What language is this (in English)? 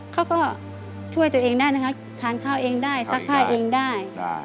Thai